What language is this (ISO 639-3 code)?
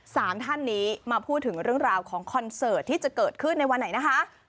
tha